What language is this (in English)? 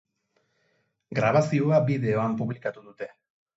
Basque